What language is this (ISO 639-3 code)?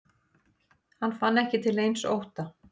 isl